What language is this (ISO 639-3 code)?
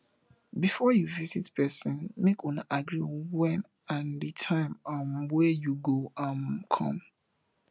pcm